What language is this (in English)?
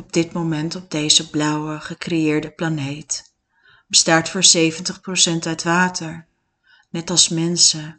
Dutch